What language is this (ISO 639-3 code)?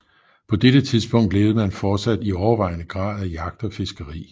dan